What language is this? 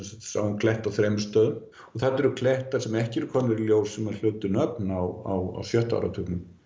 Icelandic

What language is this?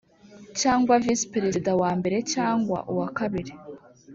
Kinyarwanda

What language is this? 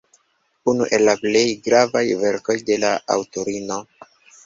Esperanto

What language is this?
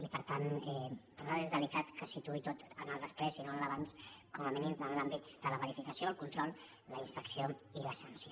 Catalan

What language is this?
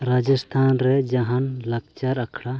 Santali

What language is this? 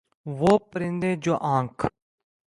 Urdu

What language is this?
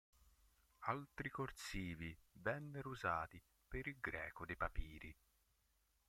Italian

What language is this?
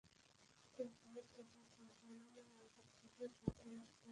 Bangla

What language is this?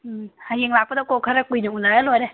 Manipuri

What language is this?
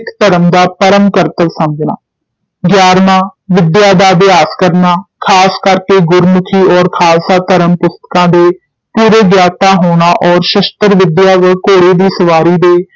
Punjabi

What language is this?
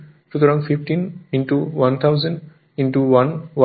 Bangla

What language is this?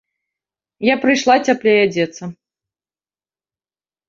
Belarusian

